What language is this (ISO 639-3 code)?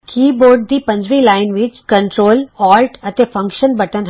pan